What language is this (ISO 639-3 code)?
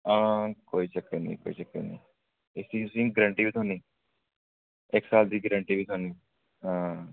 doi